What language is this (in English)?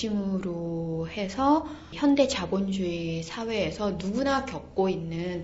Korean